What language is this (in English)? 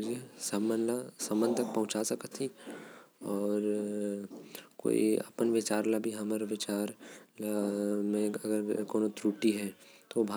Korwa